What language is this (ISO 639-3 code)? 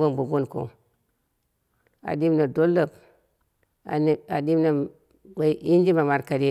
kna